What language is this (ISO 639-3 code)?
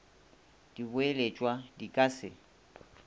nso